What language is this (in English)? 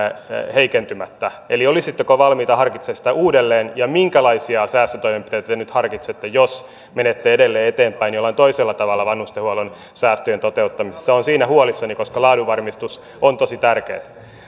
Finnish